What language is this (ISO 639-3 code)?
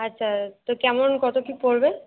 ben